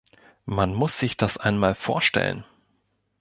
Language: German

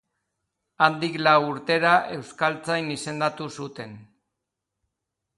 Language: Basque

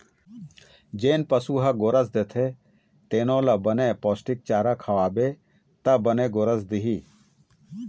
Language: Chhattisgarhi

